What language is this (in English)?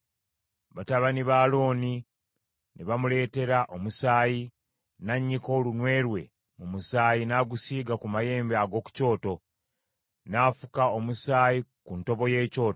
Ganda